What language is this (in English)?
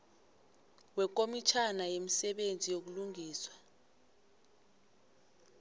South Ndebele